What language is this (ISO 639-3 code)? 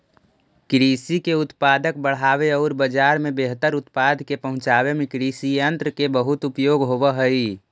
mag